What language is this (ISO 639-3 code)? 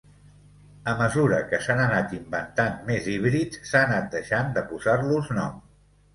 cat